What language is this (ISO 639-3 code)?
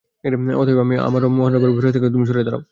ben